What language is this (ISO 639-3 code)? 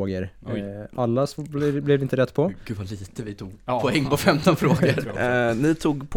swe